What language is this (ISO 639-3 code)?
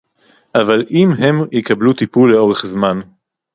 heb